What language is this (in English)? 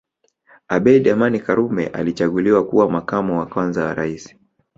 Swahili